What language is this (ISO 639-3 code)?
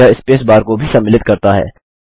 hin